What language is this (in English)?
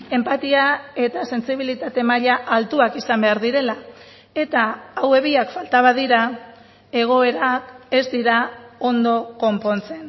Basque